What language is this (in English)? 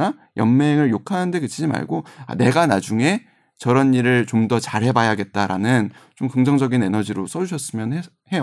Korean